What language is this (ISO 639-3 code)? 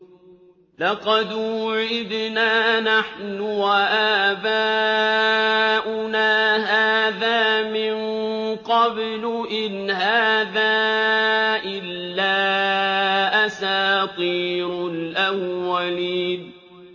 ara